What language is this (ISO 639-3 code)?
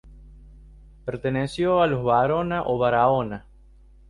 spa